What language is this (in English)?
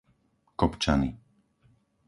Slovak